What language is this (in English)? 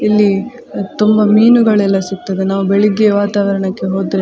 Kannada